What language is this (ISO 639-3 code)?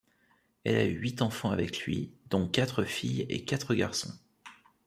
fra